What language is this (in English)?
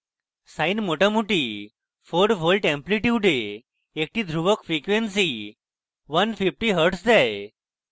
Bangla